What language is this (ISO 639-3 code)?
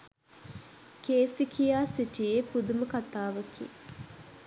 sin